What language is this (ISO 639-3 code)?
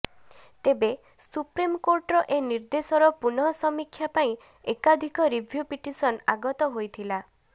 ori